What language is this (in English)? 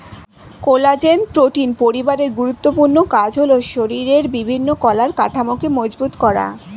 Bangla